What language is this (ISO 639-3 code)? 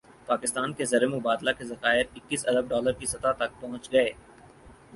urd